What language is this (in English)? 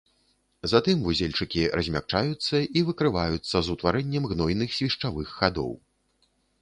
Belarusian